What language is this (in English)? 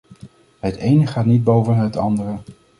Dutch